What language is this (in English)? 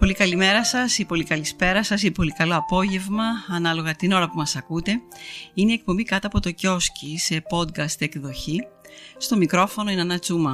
Greek